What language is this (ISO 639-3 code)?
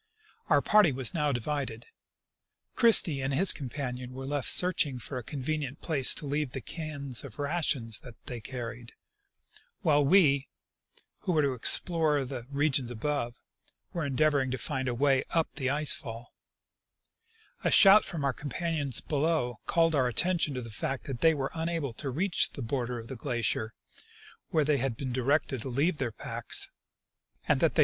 eng